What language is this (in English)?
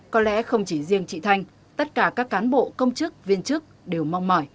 Vietnamese